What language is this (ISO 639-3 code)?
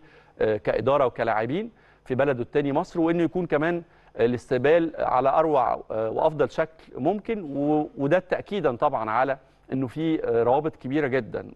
ara